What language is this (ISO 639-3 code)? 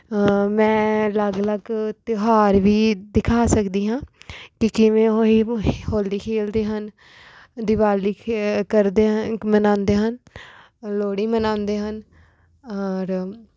pan